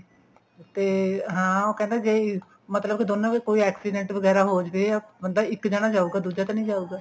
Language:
Punjabi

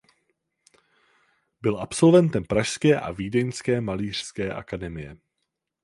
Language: Czech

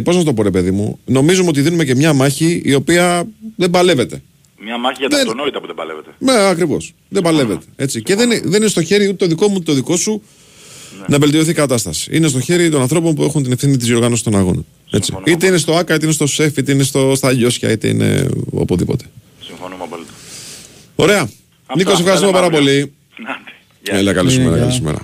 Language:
Greek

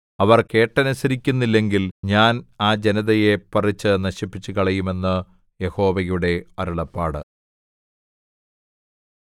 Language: Malayalam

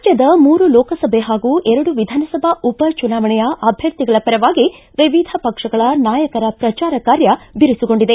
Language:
Kannada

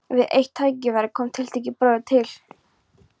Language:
Icelandic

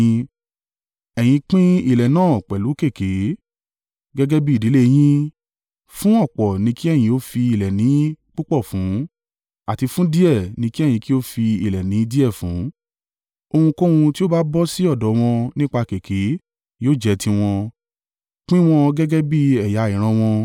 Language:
Yoruba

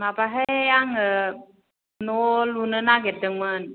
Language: Bodo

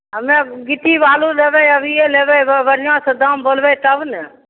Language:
Maithili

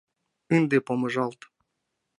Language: Mari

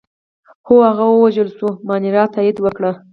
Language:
Pashto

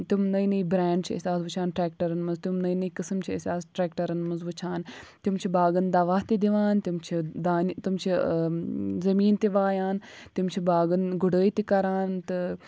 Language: Kashmiri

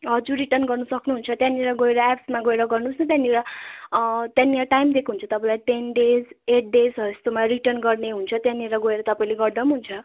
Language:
Nepali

